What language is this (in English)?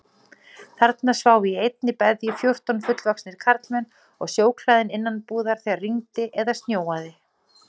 Icelandic